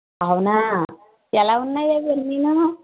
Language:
Telugu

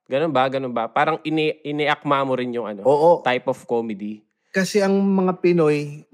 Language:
Filipino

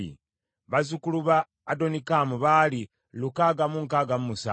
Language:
Ganda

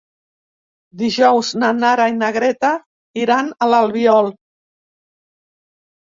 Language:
Catalan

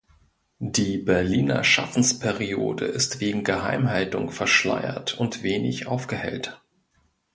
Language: German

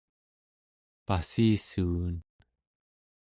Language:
Central Yupik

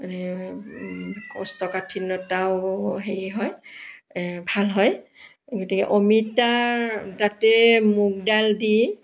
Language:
Assamese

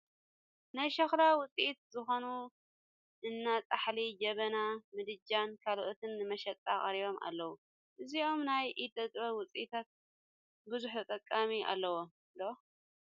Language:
Tigrinya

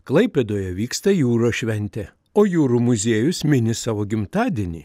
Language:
Lithuanian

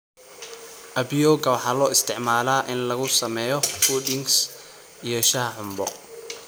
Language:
Somali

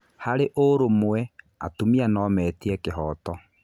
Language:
Kikuyu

